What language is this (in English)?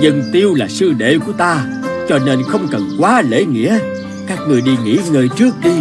Vietnamese